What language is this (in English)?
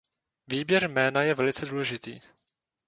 Czech